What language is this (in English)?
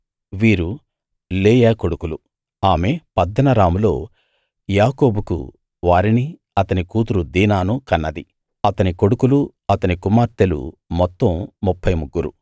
Telugu